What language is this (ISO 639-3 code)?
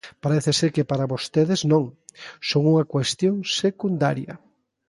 glg